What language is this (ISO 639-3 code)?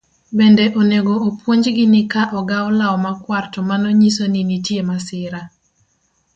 luo